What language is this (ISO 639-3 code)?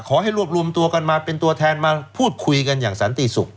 tha